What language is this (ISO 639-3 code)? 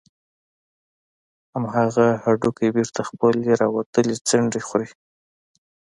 pus